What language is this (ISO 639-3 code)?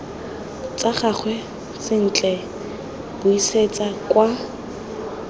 tsn